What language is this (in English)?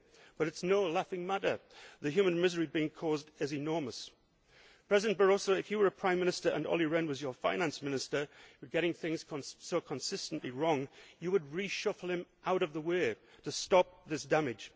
English